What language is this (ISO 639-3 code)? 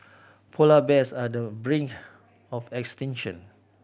eng